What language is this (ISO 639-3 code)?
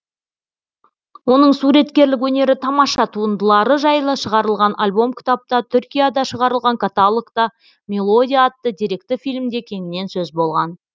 kaz